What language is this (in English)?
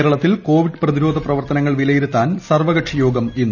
Malayalam